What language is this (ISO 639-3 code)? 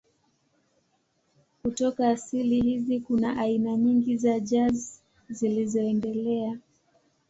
swa